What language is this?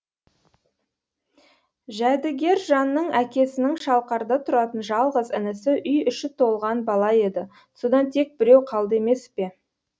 Kazakh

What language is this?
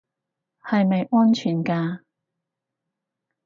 Cantonese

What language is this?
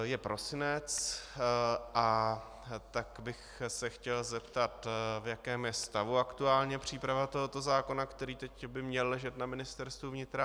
Czech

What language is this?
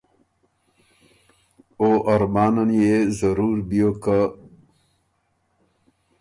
Ormuri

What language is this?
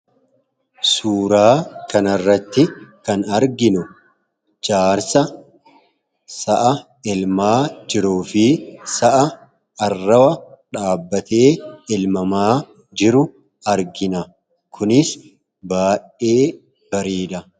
Oromo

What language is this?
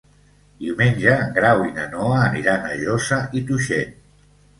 Catalan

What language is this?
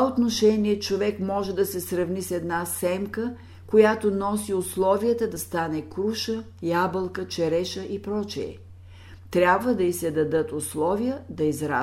Bulgarian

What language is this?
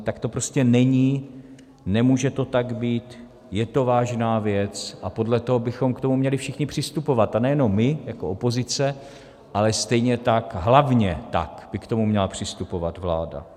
Czech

